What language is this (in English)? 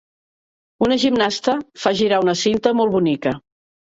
Catalan